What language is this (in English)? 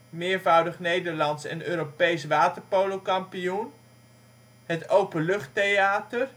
Dutch